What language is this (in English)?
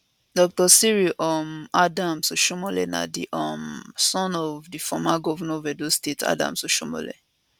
Nigerian Pidgin